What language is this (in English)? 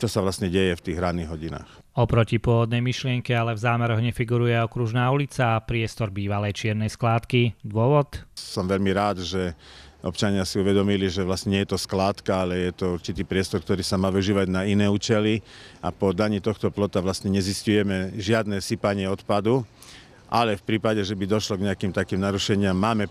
Slovak